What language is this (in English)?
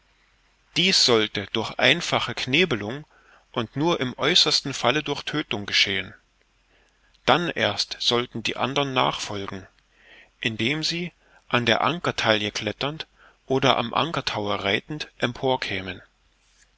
German